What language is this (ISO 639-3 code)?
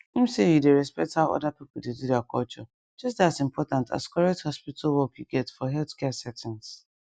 pcm